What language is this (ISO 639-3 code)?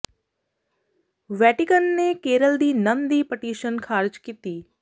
pan